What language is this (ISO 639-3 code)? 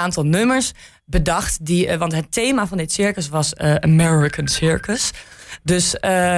nld